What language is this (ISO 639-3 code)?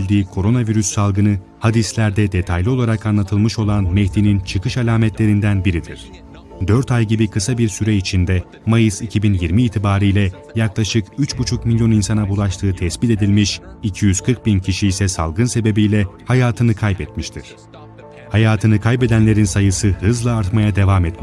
tur